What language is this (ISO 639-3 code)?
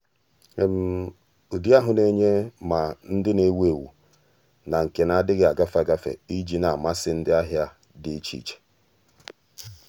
ibo